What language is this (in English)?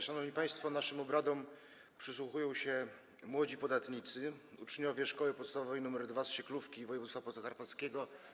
Polish